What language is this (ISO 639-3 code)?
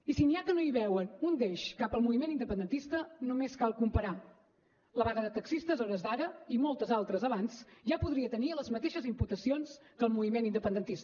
cat